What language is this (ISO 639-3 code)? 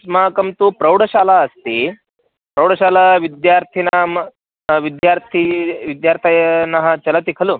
san